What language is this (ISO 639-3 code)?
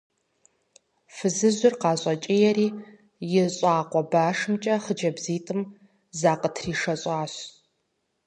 kbd